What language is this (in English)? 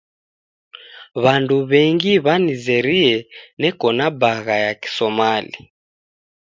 Taita